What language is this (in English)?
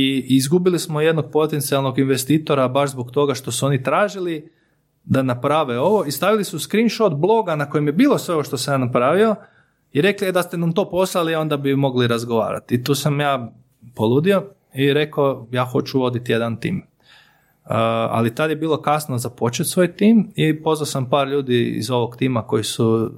Croatian